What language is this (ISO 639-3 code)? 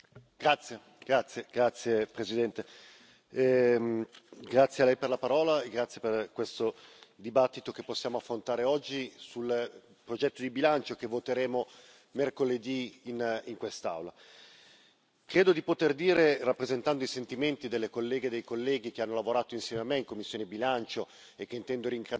ita